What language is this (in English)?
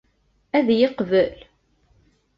Kabyle